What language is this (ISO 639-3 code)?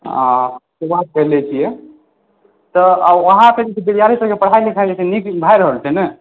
mai